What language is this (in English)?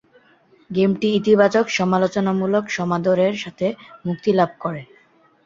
Bangla